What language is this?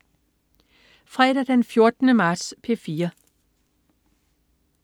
Danish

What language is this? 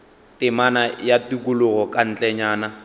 Northern Sotho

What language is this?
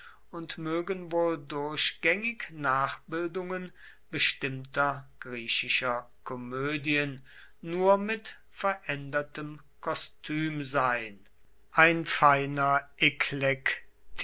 German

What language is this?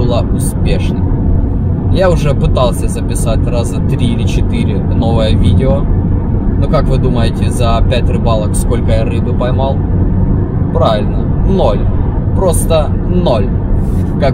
Russian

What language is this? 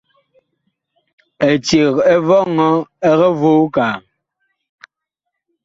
Bakoko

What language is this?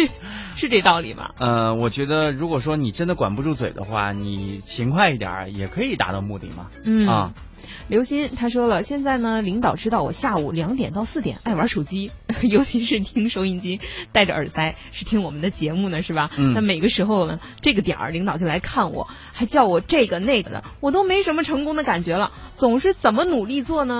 Chinese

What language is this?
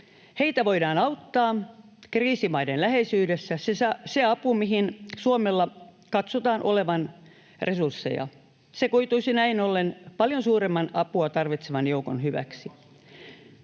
Finnish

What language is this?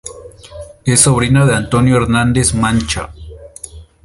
Spanish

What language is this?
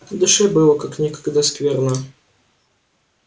Russian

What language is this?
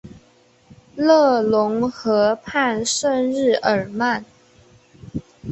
Chinese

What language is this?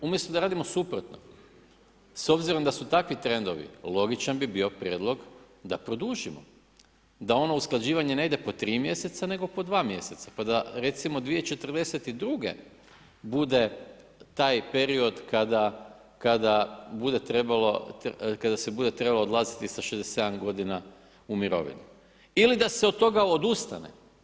Croatian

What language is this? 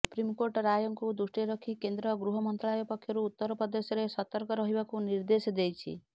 Odia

